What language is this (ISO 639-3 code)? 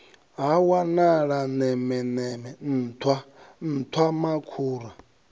ven